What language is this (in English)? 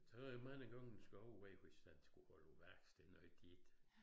Danish